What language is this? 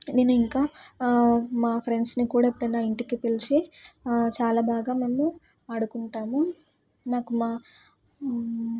Telugu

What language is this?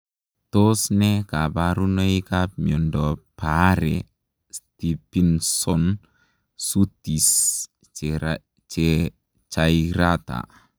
Kalenjin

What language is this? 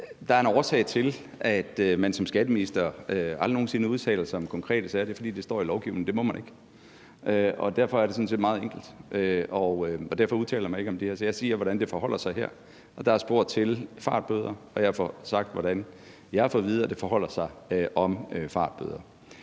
Danish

